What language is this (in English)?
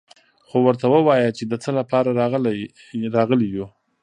Pashto